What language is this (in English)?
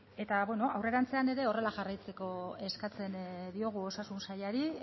Basque